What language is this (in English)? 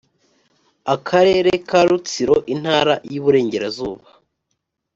Kinyarwanda